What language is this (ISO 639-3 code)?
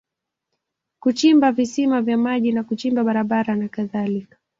swa